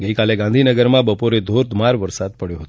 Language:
Gujarati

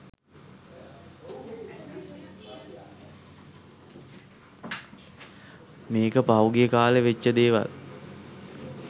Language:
Sinhala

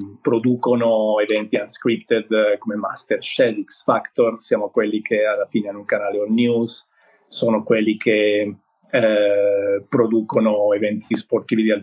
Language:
Italian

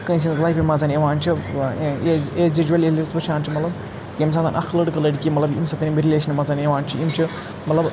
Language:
Kashmiri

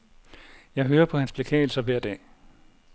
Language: Danish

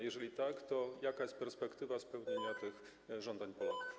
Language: Polish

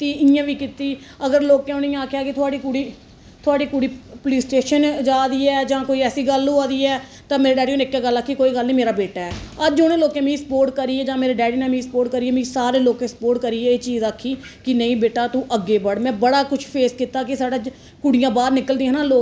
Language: Dogri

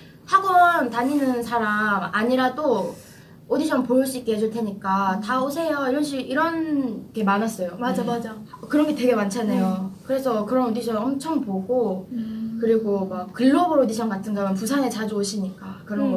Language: Korean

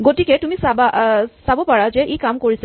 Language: Assamese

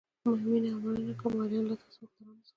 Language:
Pashto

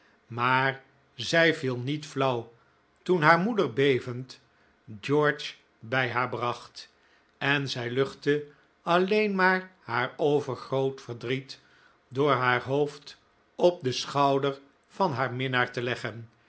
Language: Dutch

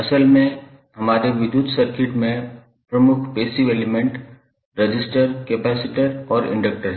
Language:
Hindi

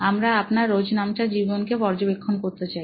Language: Bangla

